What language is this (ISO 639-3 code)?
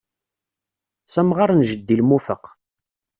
kab